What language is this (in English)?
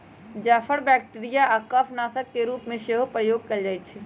Magahi